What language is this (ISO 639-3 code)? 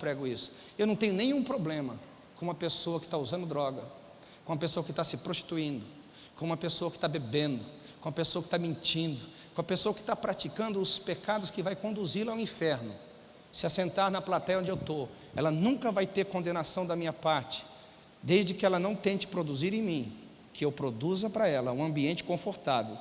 por